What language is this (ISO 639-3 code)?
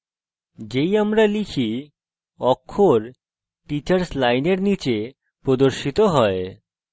ben